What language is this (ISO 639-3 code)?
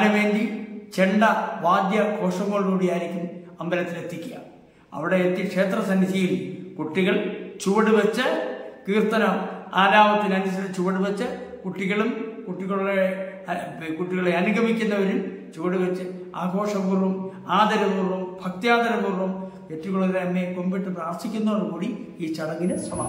mal